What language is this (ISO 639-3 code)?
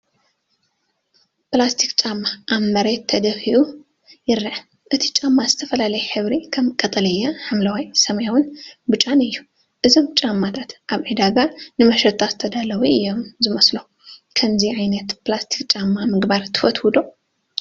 tir